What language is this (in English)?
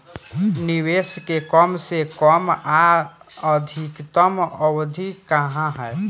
Bhojpuri